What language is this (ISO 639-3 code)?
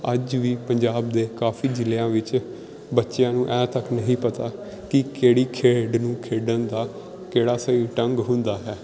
pan